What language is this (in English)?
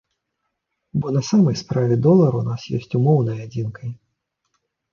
Belarusian